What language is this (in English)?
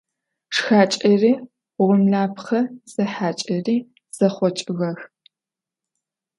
Adyghe